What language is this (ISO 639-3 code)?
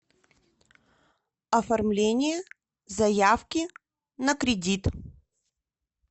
rus